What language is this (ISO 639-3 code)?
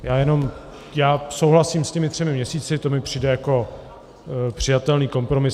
ces